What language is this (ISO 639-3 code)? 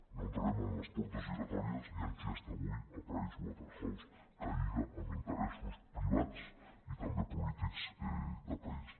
cat